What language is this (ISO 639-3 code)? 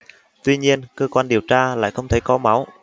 vie